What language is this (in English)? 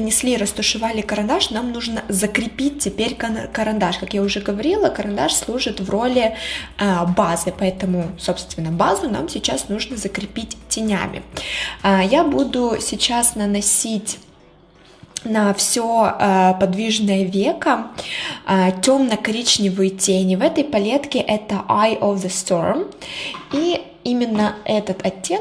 Russian